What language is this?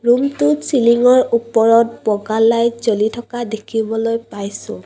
Assamese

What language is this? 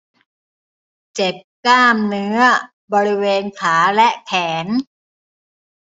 Thai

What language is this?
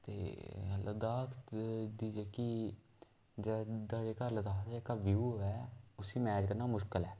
Dogri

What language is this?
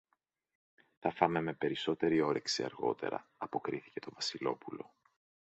Greek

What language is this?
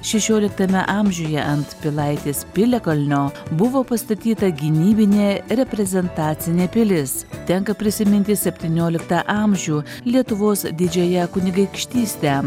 Lithuanian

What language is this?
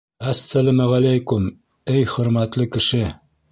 Bashkir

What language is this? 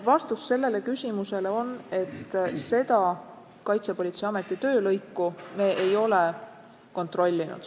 Estonian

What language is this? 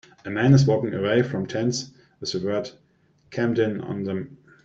English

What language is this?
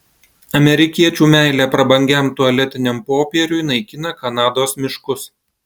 Lithuanian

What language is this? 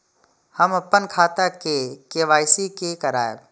Maithili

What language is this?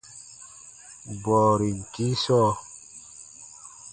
Baatonum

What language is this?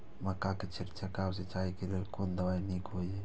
Maithili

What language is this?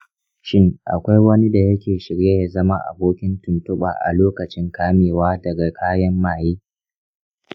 Hausa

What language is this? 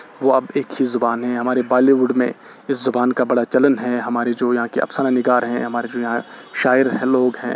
Urdu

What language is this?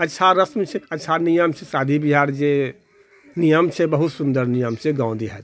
Maithili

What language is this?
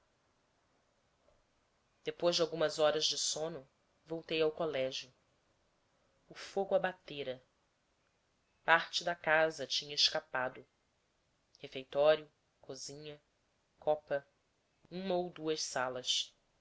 Portuguese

